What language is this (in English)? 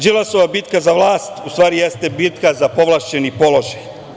Serbian